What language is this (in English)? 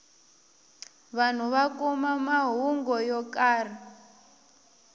Tsonga